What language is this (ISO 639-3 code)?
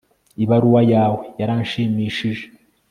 kin